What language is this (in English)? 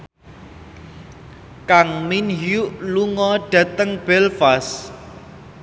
Javanese